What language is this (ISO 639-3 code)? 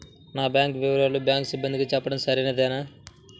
tel